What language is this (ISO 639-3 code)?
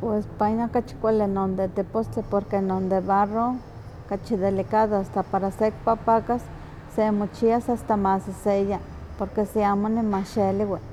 nhq